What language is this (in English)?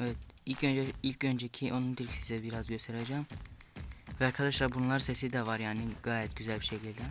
Turkish